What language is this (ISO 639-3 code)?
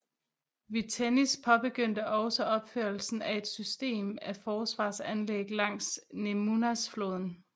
dan